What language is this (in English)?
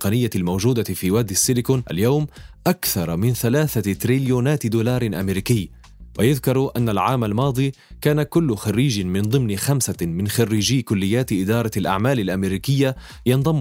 Arabic